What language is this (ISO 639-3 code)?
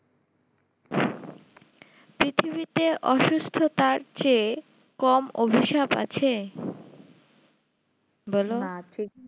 ben